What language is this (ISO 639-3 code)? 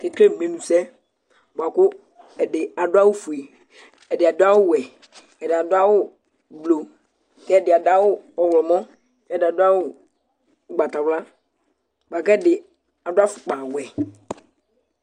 kpo